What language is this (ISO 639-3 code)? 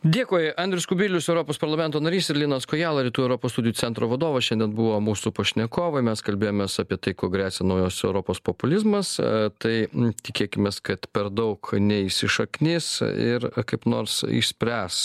lit